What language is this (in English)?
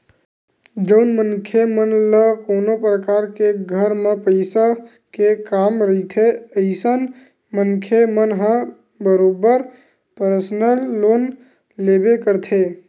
Chhattisgarhi